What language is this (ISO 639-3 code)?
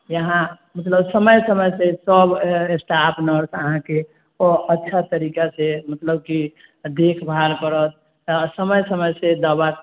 mai